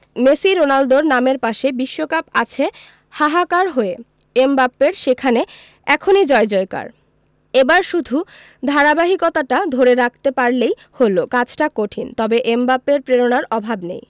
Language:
Bangla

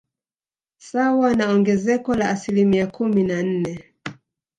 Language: Swahili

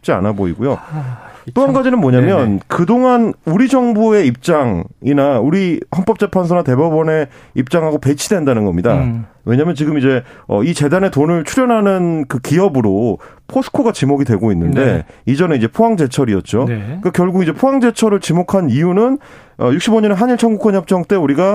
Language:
Korean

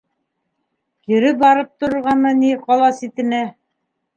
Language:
Bashkir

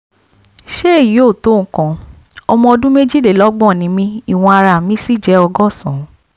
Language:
Yoruba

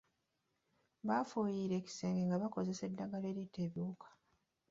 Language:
Ganda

